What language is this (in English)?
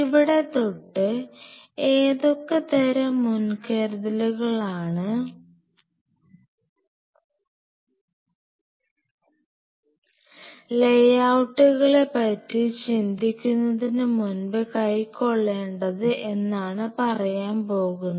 Malayalam